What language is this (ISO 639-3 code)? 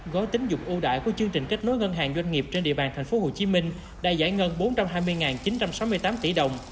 vie